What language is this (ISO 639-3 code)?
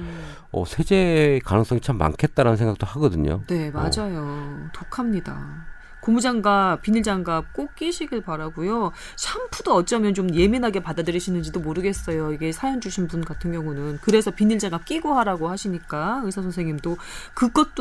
kor